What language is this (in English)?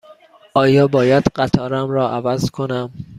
Persian